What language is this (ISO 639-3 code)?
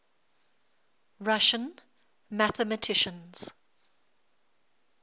eng